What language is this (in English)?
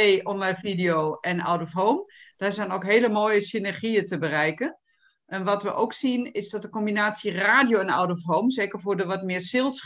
Dutch